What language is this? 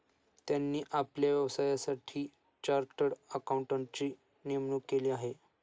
Marathi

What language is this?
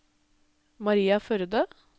Norwegian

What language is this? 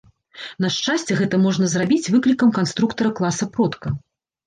Belarusian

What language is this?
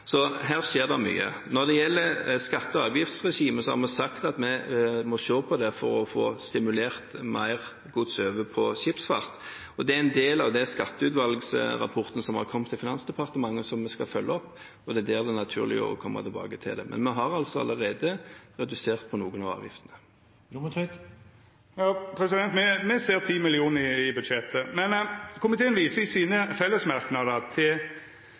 Norwegian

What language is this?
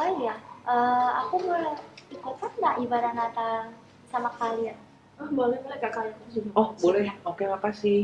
Indonesian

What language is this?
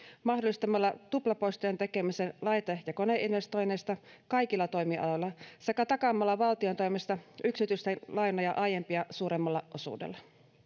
Finnish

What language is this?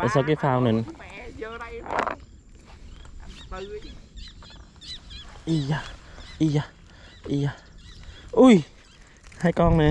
Vietnamese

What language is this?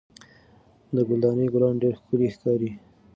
Pashto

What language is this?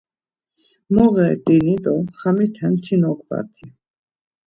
Laz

